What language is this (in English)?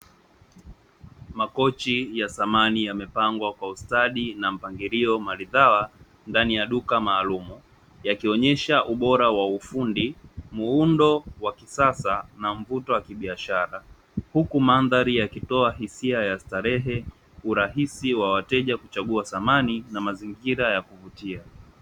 Swahili